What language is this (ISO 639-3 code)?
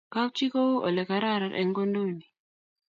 kln